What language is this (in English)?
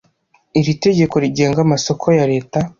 Kinyarwanda